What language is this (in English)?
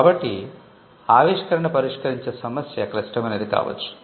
Telugu